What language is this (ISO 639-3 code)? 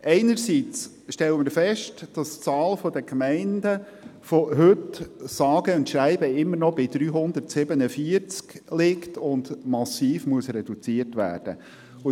gsw